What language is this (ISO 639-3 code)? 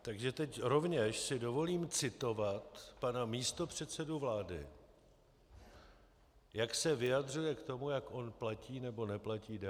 ces